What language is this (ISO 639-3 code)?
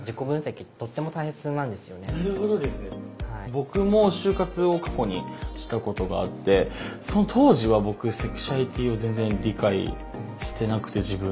jpn